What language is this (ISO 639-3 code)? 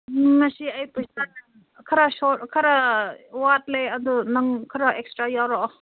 mni